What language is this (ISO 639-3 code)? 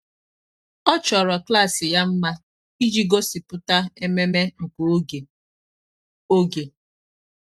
ibo